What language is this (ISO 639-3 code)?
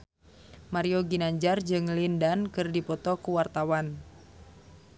sun